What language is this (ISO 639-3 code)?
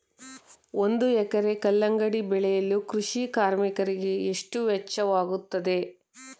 kan